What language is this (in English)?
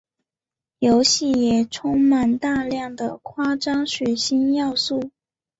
Chinese